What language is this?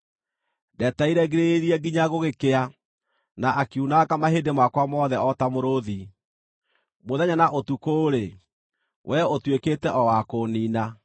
Kikuyu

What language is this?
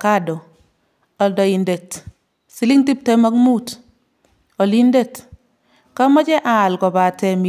Kalenjin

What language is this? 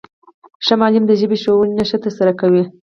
Pashto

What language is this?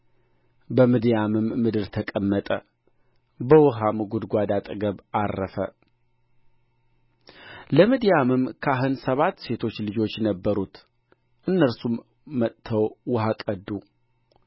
Amharic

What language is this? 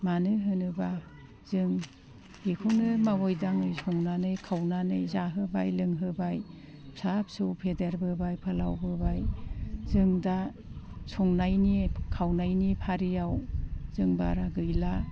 Bodo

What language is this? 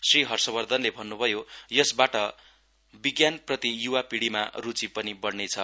Nepali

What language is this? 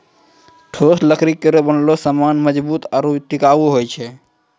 Maithili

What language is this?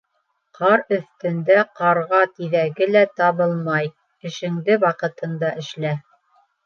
Bashkir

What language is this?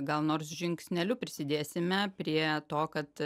Lithuanian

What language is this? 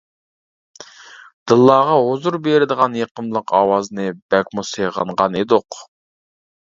Uyghur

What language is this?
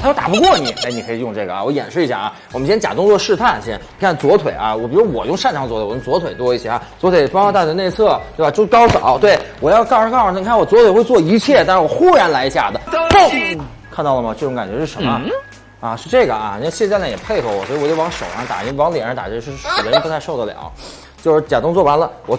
Chinese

